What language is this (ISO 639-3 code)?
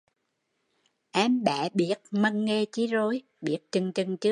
vie